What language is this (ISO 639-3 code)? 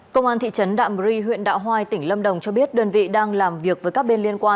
vie